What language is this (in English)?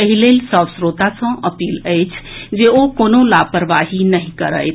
Maithili